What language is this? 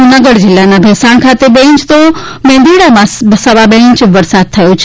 Gujarati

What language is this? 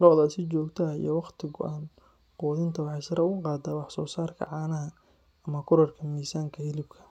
Somali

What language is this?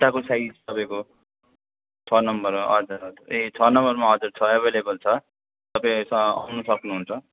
Nepali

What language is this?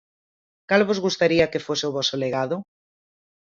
Galician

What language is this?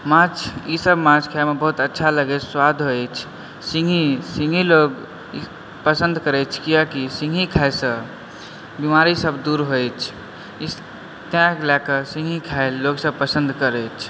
Maithili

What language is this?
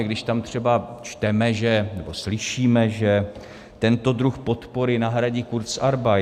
Czech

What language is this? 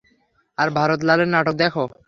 Bangla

